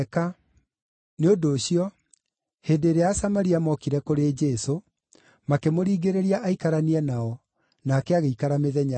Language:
Kikuyu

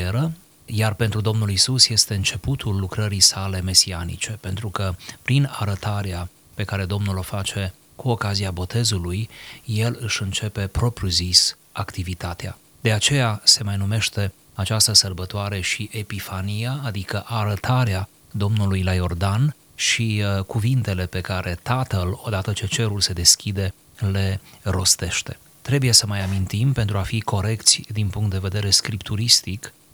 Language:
Romanian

